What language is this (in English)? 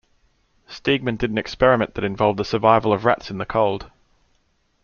English